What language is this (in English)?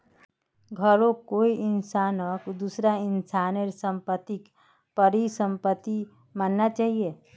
Magahi